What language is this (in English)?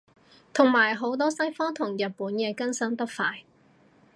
Cantonese